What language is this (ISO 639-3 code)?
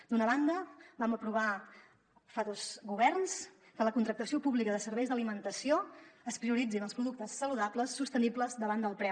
cat